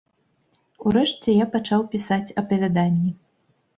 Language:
Belarusian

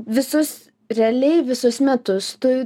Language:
Lithuanian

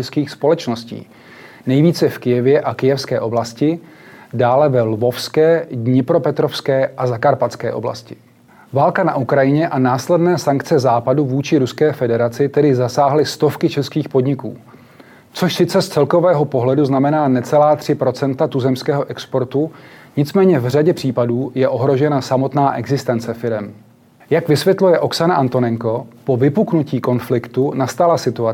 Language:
Czech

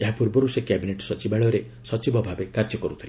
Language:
Odia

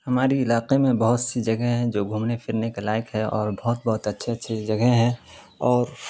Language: Urdu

